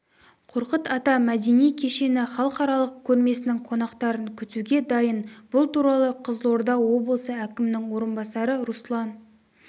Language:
Kazakh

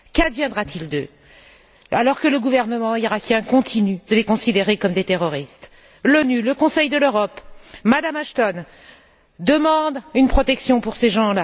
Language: French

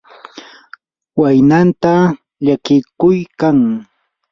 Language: Yanahuanca Pasco Quechua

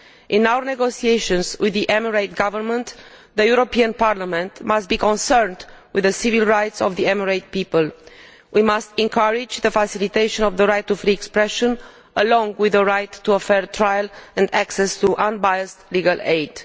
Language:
English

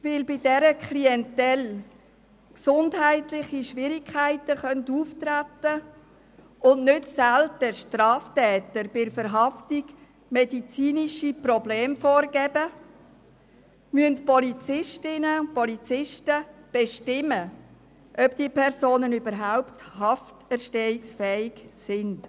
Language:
Swiss German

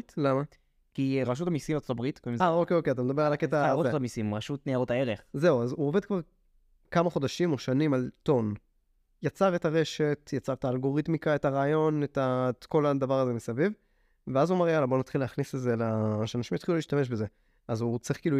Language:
Hebrew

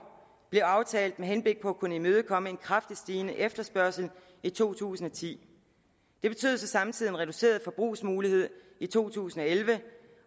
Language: Danish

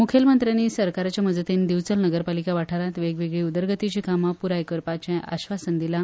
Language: Konkani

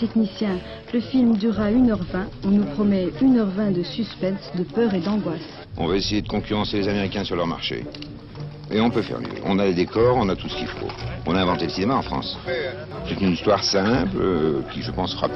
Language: French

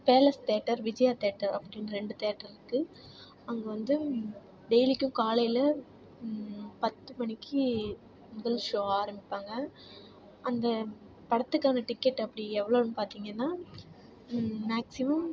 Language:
Tamil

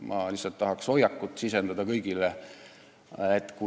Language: Estonian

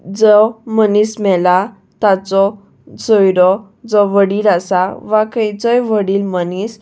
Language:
Konkani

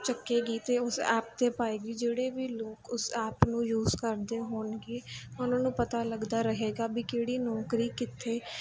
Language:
Punjabi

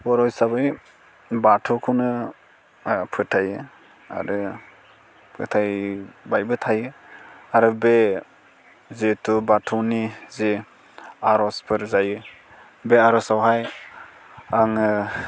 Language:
Bodo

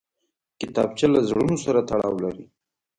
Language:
Pashto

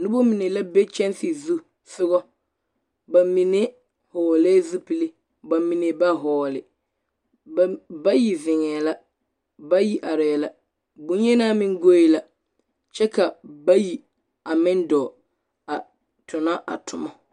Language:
Southern Dagaare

